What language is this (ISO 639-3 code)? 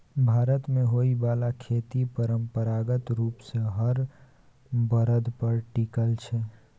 mai